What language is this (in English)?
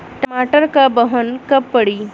Bhojpuri